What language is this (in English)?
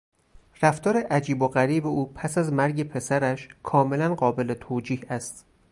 Persian